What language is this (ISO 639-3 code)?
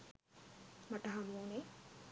sin